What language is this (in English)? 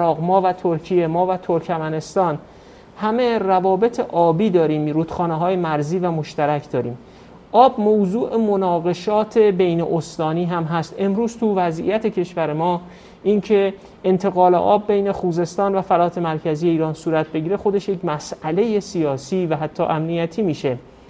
Persian